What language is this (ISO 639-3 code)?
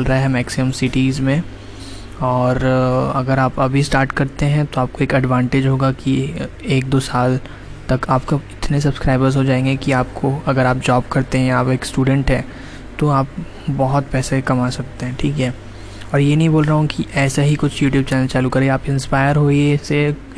hin